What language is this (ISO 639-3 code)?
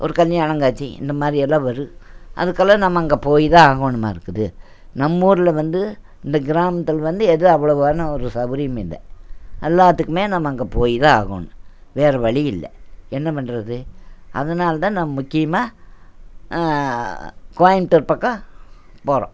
tam